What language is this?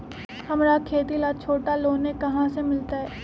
Magahi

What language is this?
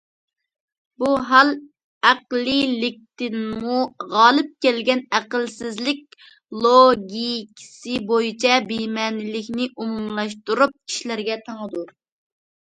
Uyghur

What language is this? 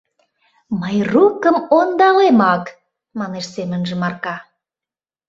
Mari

